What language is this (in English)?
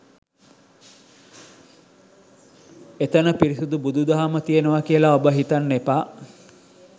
Sinhala